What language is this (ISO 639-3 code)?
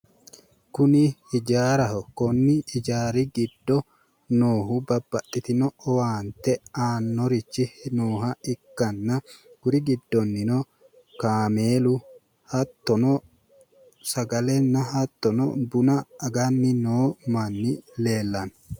sid